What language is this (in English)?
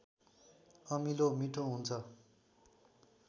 Nepali